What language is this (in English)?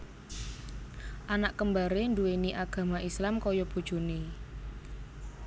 Javanese